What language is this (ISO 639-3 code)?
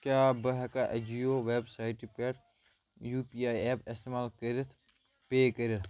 kas